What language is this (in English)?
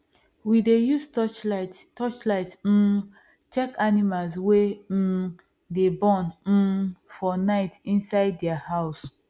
Nigerian Pidgin